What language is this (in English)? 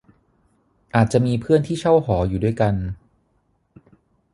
Thai